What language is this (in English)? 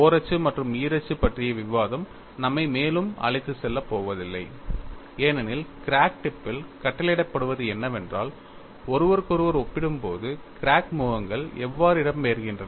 Tamil